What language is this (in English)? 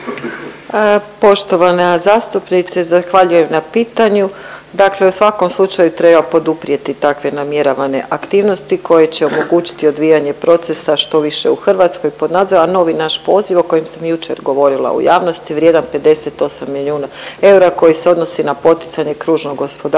Croatian